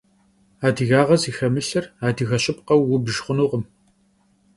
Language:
Kabardian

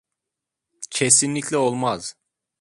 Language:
Turkish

